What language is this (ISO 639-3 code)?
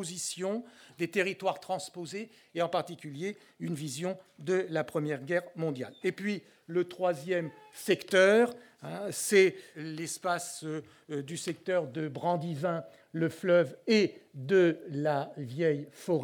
fra